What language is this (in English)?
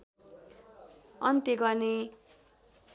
Nepali